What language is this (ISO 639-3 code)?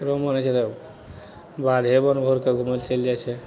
mai